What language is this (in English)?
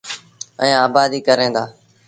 Sindhi Bhil